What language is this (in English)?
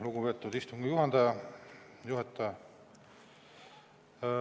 Estonian